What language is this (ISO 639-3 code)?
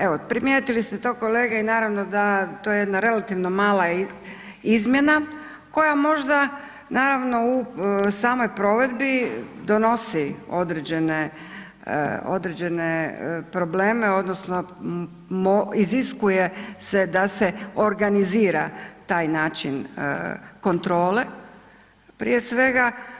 hrv